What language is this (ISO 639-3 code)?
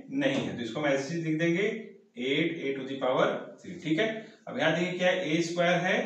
hin